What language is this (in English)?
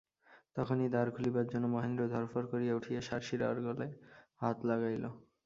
Bangla